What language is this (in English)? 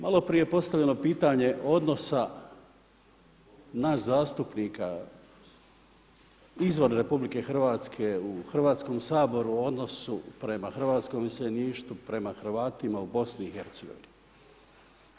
Croatian